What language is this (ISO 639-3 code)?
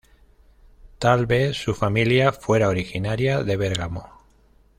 spa